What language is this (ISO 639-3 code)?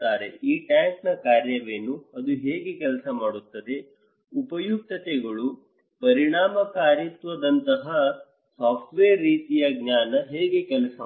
kan